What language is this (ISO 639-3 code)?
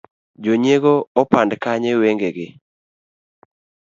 luo